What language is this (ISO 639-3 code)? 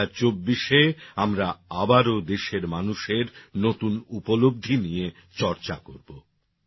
ben